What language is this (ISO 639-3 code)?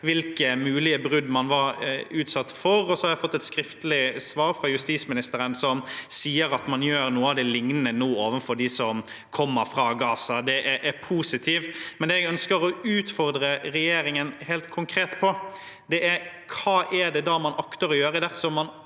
nor